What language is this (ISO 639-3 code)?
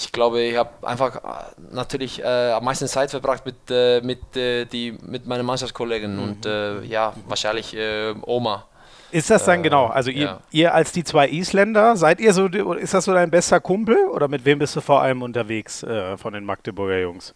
deu